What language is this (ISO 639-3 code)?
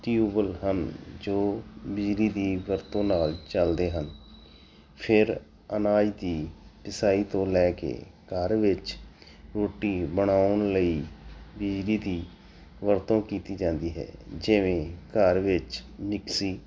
pan